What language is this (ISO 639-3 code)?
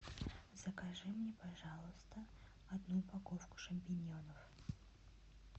rus